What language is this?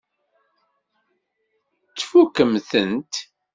Kabyle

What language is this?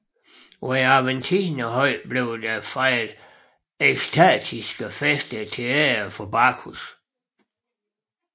Danish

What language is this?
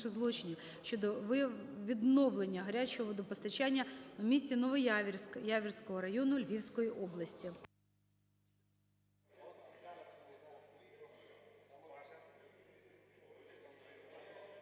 Ukrainian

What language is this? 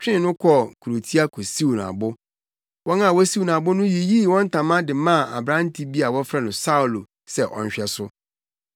Akan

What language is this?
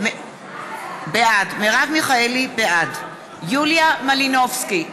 Hebrew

